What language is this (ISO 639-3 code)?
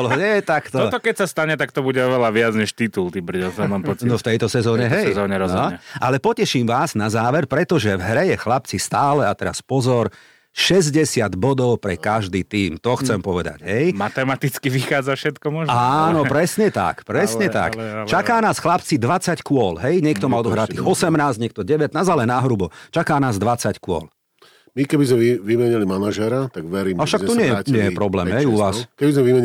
slk